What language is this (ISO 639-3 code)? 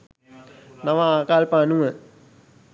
sin